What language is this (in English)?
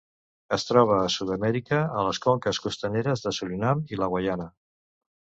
Catalan